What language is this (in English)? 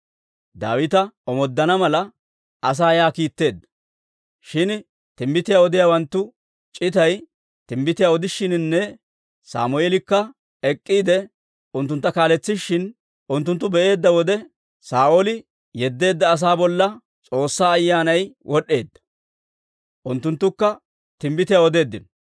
Dawro